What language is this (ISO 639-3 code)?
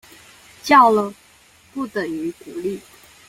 zho